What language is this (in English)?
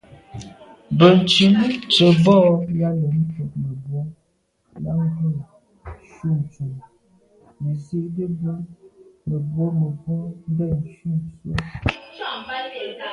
Medumba